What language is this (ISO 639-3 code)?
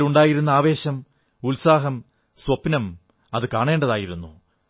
mal